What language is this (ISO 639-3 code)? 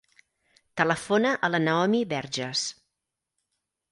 cat